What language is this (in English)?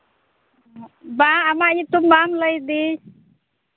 Santali